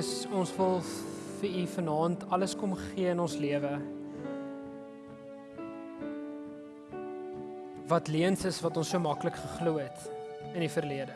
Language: Dutch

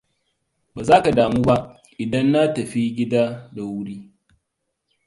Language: Hausa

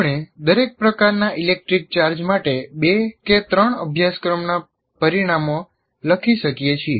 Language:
Gujarati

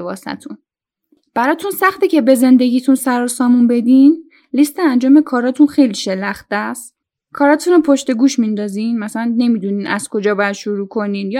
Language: Persian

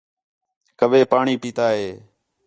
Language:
Khetrani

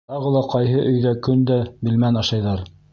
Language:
Bashkir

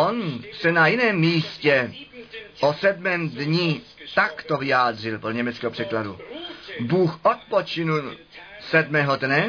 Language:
Czech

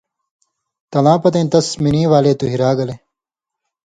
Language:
Indus Kohistani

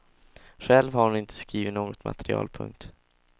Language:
Swedish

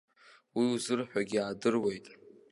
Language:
Abkhazian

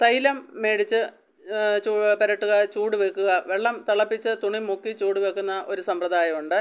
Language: Malayalam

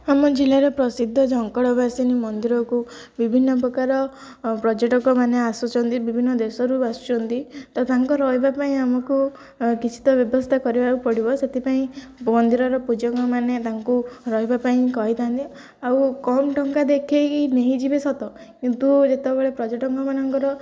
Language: Odia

